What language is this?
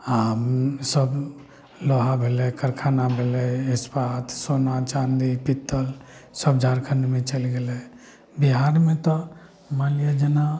Maithili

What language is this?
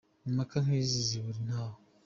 Kinyarwanda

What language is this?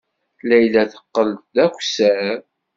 Kabyle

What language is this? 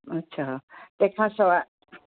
Sindhi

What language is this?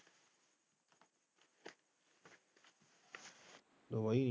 Punjabi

